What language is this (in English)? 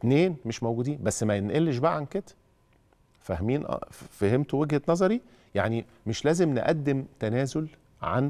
Arabic